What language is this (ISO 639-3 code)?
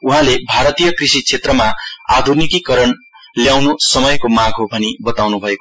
nep